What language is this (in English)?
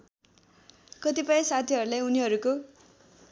Nepali